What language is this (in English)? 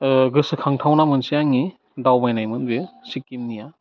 Bodo